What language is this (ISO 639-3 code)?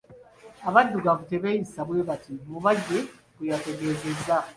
lug